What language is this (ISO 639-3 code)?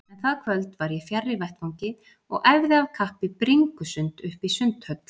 isl